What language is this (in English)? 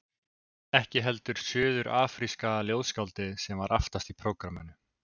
Icelandic